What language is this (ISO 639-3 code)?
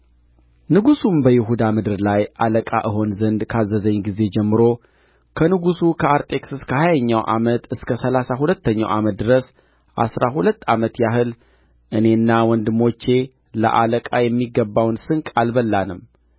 amh